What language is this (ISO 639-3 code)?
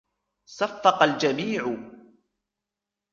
ara